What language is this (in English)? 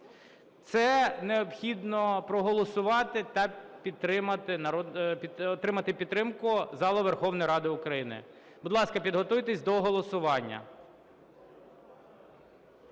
Ukrainian